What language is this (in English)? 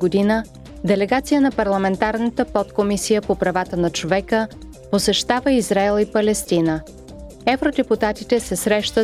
Bulgarian